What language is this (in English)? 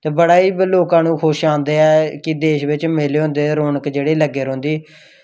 Dogri